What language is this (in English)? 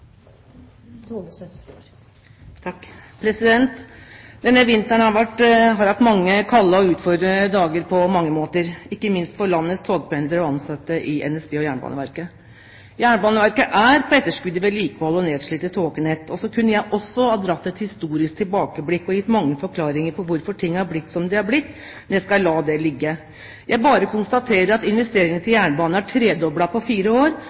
Norwegian Bokmål